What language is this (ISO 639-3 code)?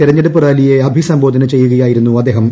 mal